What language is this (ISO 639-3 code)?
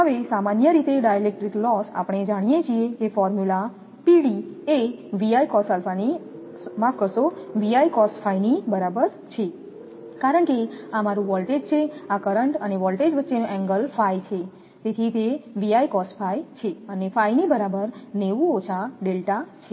guj